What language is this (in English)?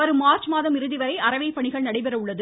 Tamil